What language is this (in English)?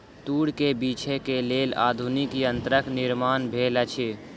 Maithili